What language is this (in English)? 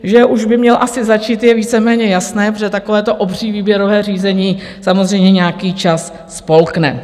Czech